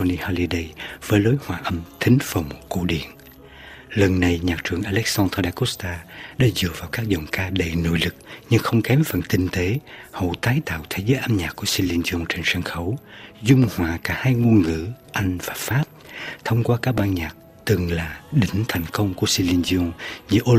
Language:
Vietnamese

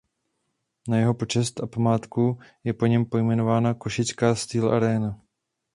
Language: Czech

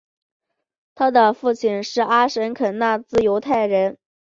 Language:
Chinese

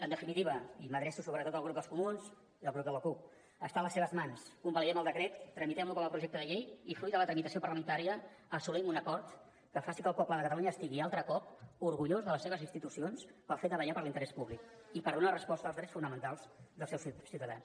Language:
Catalan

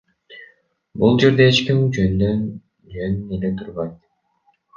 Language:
Kyrgyz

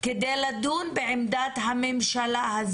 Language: Hebrew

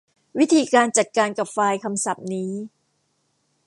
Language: Thai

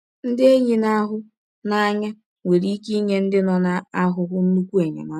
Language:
Igbo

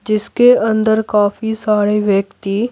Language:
Hindi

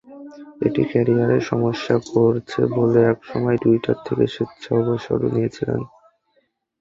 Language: Bangla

